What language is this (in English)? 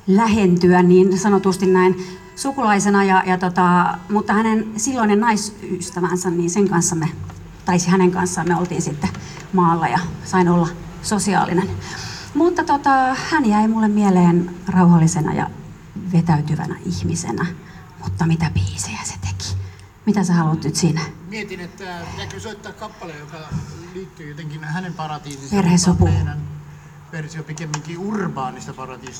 Finnish